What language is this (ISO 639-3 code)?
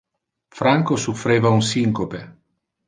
ina